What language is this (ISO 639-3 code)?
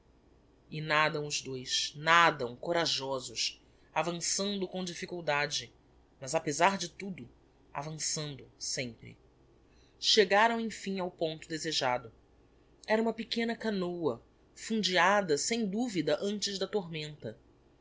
por